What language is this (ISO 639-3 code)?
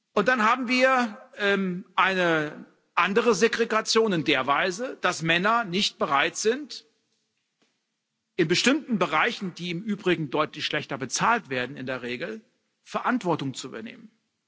deu